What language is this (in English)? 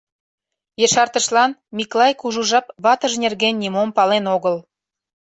Mari